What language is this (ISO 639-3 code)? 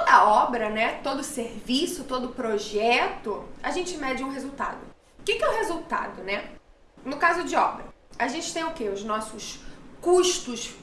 por